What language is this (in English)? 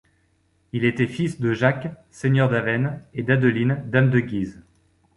French